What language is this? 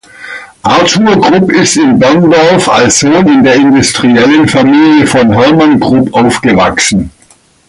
German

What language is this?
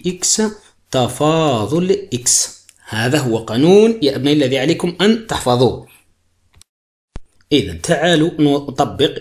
Arabic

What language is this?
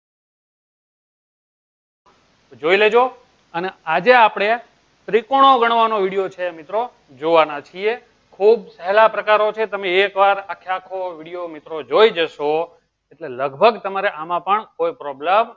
Gujarati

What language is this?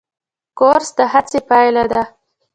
Pashto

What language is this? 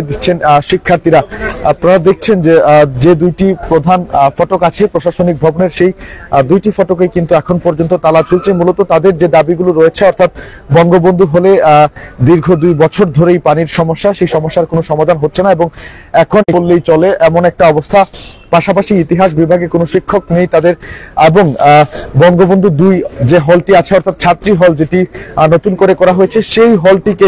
Romanian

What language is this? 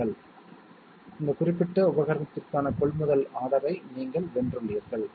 Tamil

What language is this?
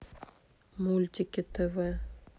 Russian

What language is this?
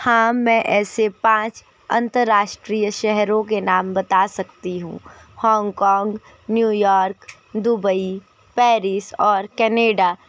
Hindi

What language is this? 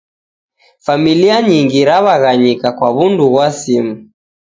Taita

